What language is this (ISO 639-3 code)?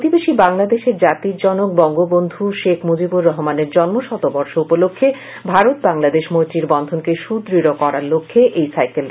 ben